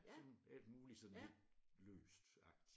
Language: Danish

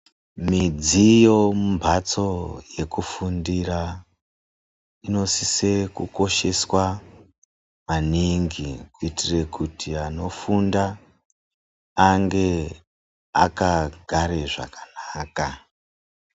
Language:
Ndau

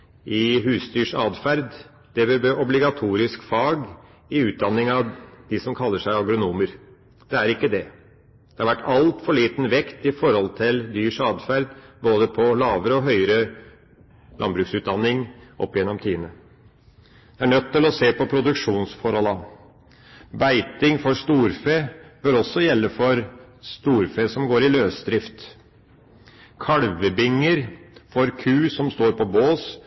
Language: Norwegian Bokmål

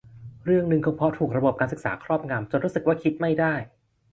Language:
Thai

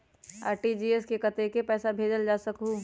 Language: Magahi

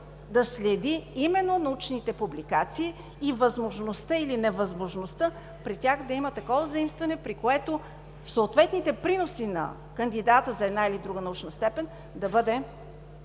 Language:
Bulgarian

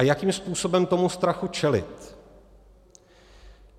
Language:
Czech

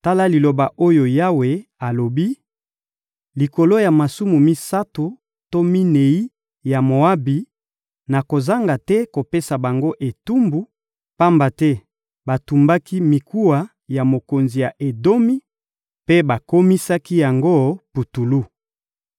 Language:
Lingala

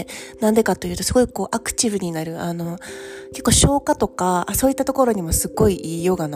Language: Japanese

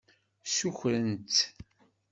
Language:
Kabyle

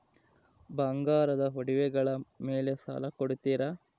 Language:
Kannada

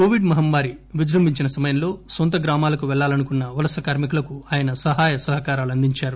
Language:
Telugu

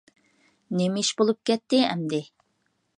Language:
Uyghur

